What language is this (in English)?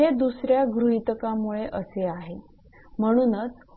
Marathi